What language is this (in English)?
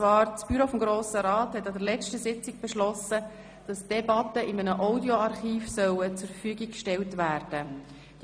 Swiss German